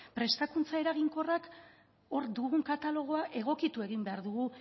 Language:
Basque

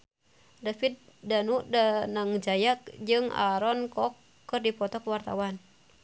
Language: Sundanese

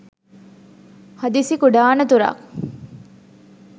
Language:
Sinhala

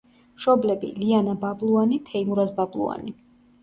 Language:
Georgian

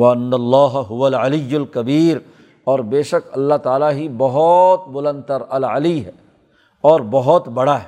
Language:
Urdu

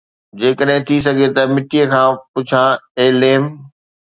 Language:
Sindhi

